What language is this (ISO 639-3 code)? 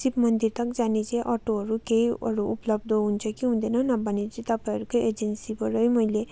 nep